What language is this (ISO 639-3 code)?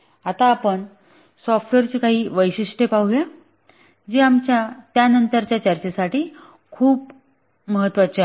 mar